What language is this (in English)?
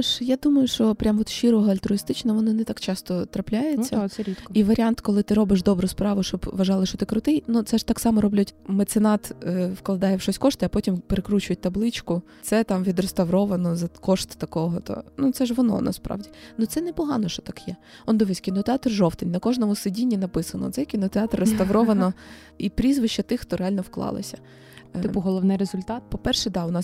Ukrainian